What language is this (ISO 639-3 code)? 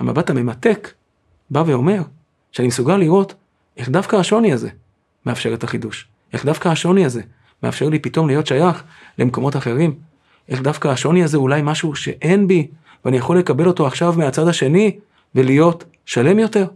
heb